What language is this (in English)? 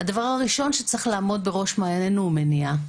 Hebrew